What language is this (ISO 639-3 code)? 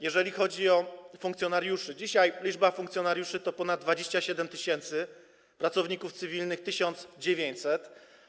pol